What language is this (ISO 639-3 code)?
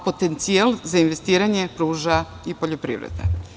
srp